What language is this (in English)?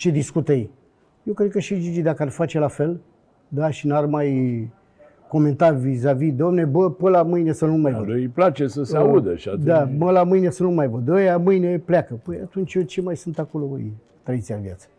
Romanian